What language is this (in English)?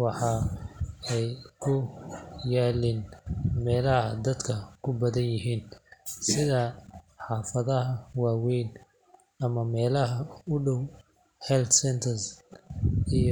Somali